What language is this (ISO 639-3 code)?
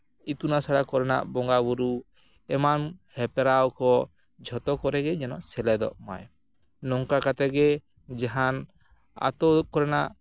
sat